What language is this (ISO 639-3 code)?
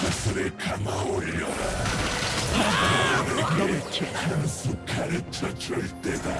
kor